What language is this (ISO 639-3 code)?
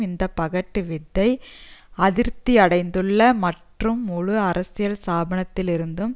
tam